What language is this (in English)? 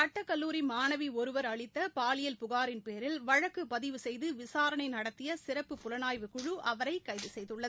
Tamil